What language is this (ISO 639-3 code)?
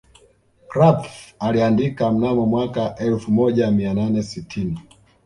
swa